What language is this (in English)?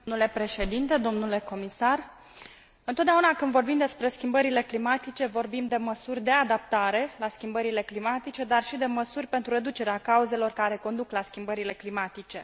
Romanian